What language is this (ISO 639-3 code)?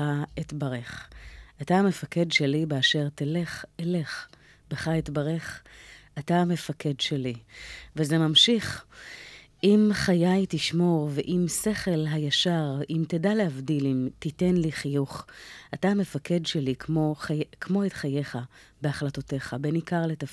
heb